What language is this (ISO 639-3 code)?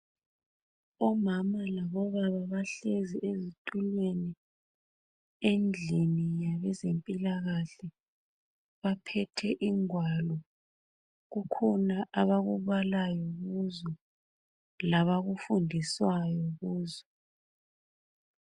nde